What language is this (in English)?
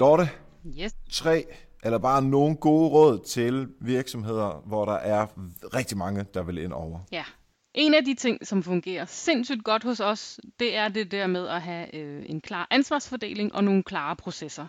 Danish